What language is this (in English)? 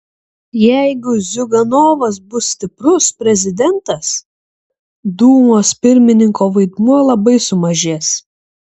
Lithuanian